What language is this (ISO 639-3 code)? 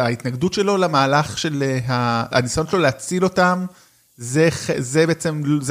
heb